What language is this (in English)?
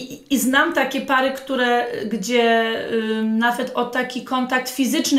Polish